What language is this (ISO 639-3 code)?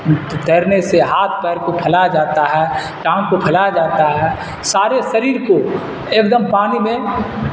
urd